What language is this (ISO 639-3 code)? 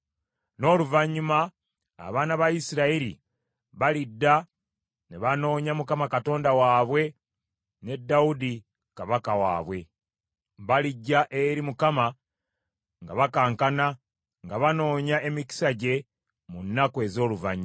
lug